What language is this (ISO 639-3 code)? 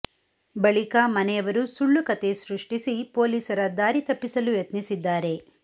kan